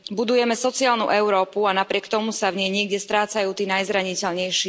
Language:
Slovak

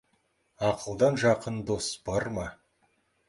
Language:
Kazakh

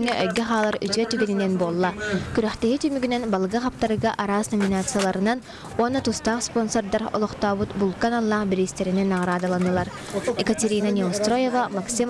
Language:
Dutch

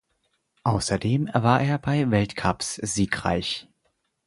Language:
German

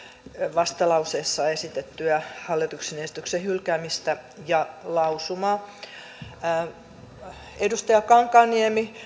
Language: Finnish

